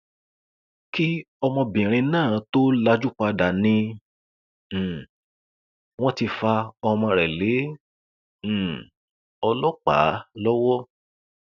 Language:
Yoruba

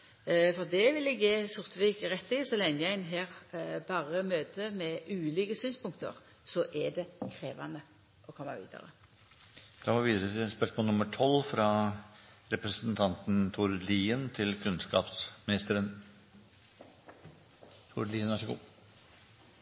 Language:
Norwegian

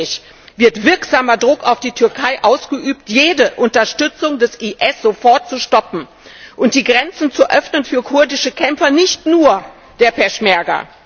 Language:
German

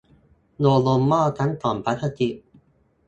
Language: Thai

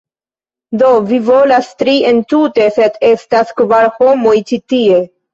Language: Esperanto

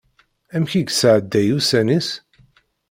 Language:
Kabyle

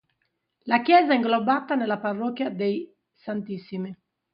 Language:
Italian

